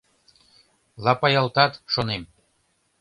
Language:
Mari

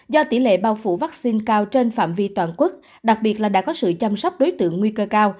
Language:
Vietnamese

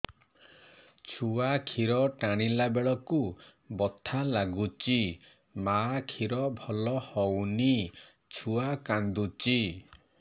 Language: Odia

